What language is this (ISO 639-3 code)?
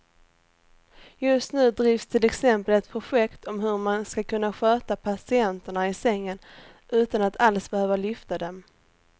swe